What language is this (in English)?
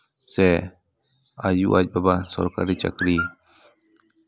Santali